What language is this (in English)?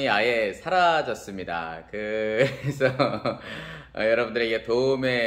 Korean